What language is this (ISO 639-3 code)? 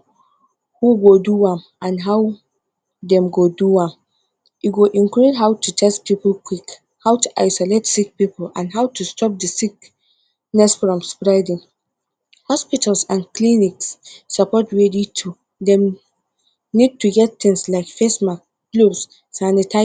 pcm